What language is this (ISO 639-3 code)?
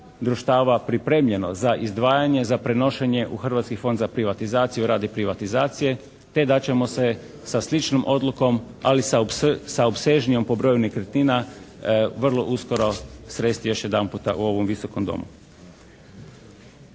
hrv